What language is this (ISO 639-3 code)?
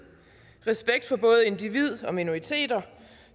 dan